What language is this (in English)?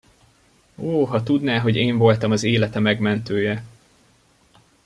Hungarian